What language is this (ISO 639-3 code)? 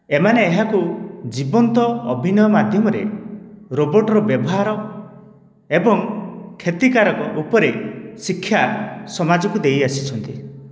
ori